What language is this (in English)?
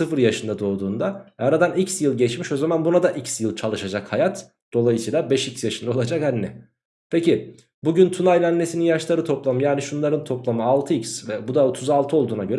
Turkish